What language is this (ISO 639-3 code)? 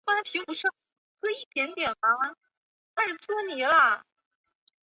zho